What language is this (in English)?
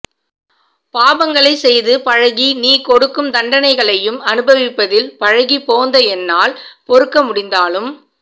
Tamil